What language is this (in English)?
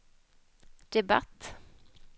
Swedish